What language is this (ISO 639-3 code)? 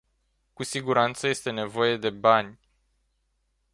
ron